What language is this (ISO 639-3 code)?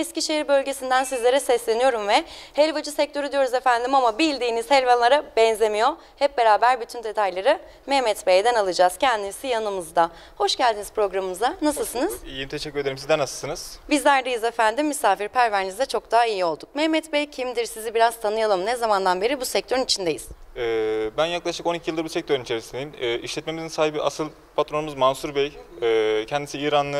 tur